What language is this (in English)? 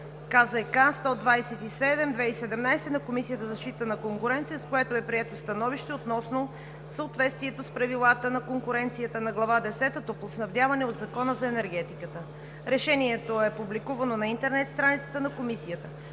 Bulgarian